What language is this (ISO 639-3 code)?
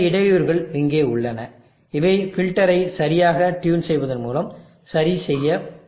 tam